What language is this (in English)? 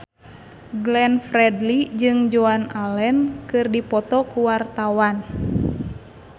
Sundanese